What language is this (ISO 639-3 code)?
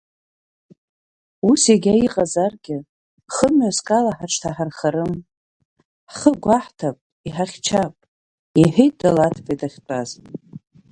abk